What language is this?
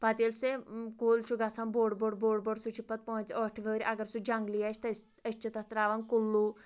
Kashmiri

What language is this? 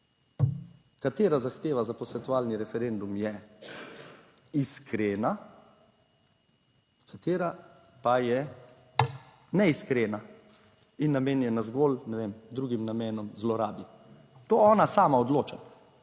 Slovenian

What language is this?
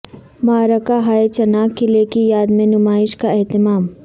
Urdu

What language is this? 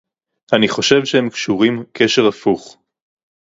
Hebrew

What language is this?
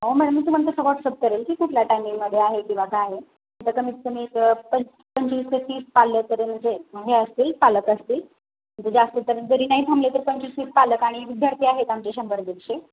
Marathi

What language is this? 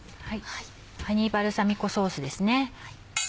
Japanese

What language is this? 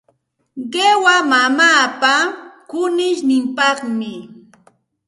Santa Ana de Tusi Pasco Quechua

